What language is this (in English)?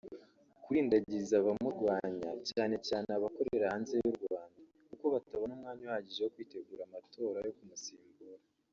Kinyarwanda